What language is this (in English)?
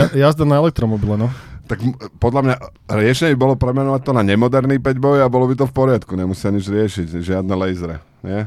Slovak